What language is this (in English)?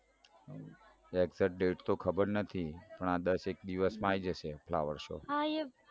Gujarati